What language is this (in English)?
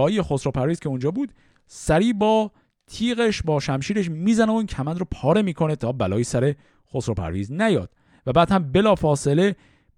Persian